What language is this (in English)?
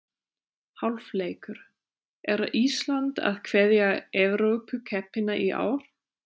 Icelandic